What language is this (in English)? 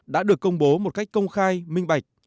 Vietnamese